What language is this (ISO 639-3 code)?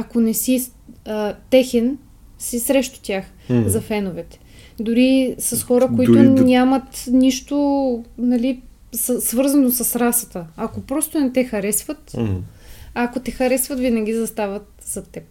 bul